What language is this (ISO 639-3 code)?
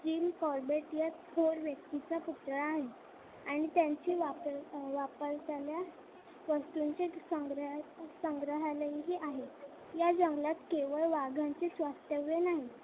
mar